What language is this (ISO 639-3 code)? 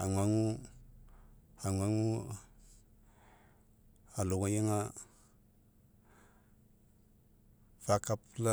mek